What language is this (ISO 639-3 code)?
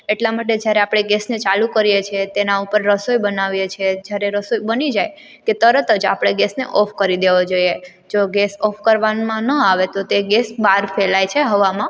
guj